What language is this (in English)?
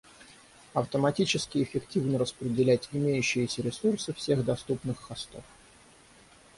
Russian